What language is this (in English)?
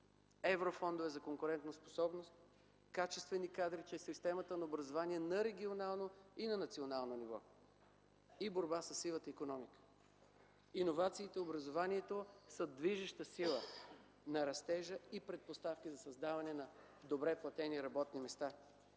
Bulgarian